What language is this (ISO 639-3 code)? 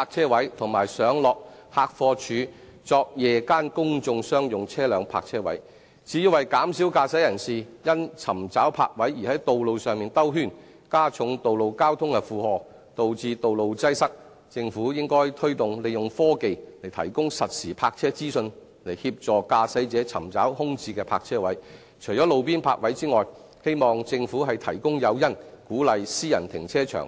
yue